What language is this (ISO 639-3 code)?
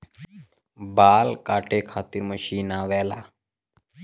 bho